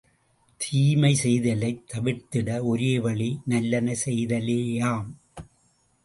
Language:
Tamil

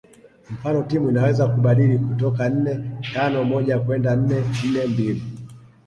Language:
Swahili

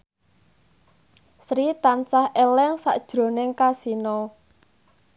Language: Javanese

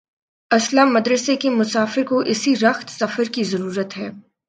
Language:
Urdu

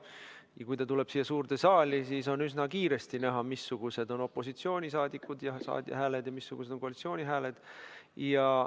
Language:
Estonian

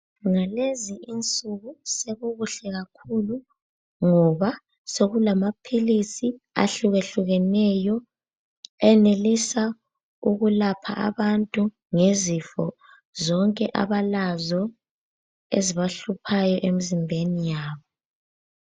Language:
North Ndebele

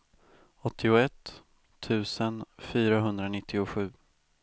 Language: Swedish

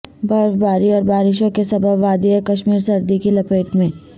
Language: Urdu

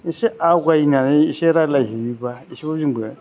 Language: Bodo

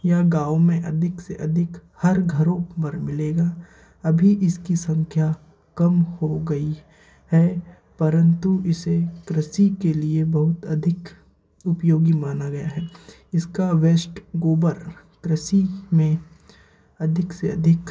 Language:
Hindi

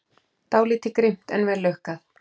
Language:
Icelandic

